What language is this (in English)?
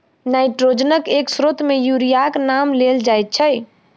Maithili